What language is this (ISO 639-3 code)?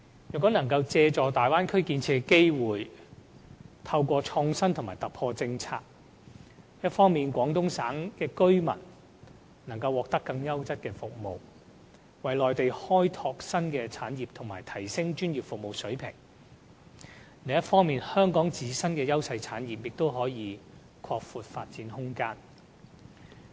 yue